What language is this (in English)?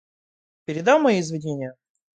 Russian